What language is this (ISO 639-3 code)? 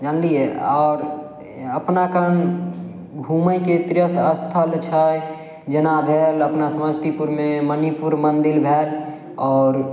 mai